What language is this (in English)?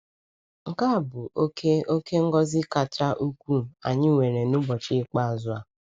Igbo